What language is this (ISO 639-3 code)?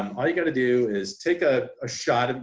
eng